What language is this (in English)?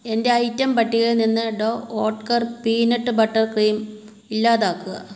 Malayalam